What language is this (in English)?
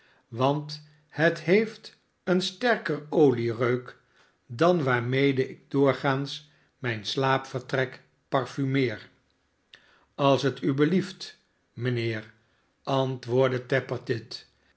Dutch